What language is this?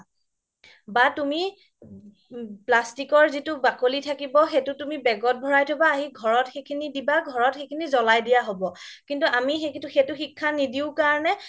Assamese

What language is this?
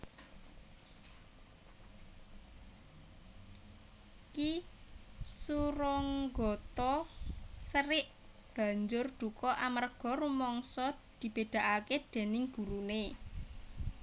Javanese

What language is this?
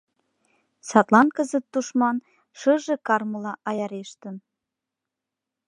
Mari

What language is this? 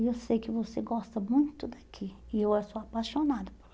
Portuguese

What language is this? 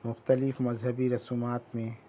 Urdu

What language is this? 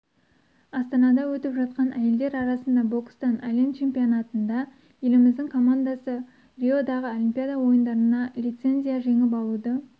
Kazakh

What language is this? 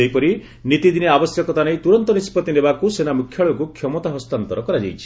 Odia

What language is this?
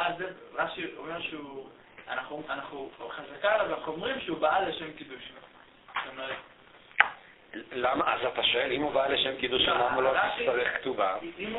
Hebrew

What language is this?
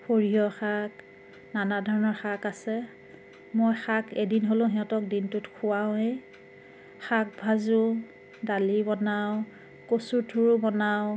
Assamese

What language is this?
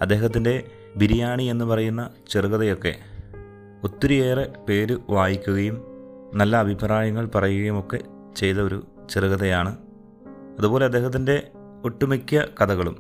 Malayalam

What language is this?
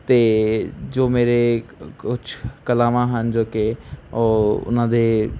Punjabi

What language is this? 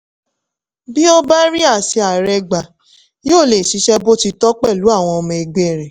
Yoruba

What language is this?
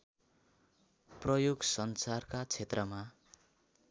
Nepali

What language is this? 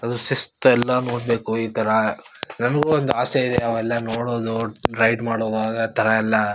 Kannada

